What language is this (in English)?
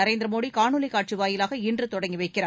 Tamil